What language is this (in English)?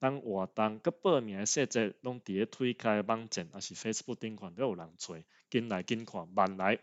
Chinese